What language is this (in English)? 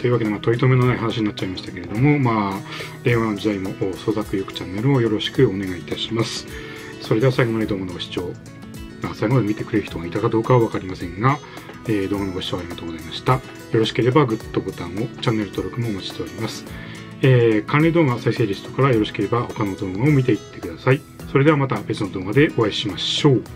Japanese